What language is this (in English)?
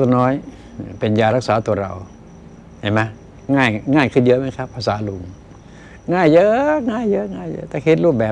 Thai